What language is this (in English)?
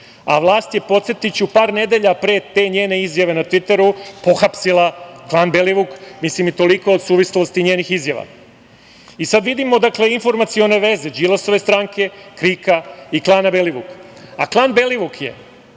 Serbian